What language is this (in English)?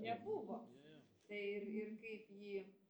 Lithuanian